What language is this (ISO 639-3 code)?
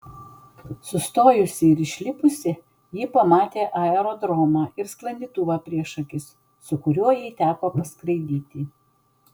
lit